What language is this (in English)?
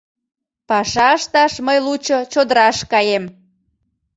Mari